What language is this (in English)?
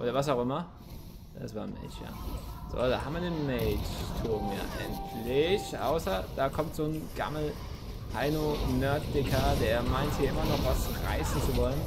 German